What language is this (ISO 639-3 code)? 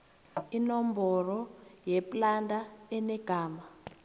nbl